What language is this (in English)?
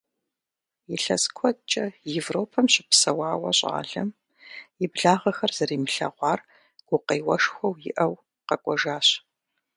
Kabardian